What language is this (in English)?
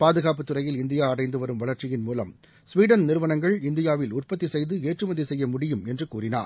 Tamil